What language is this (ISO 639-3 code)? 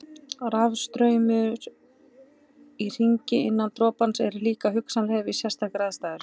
isl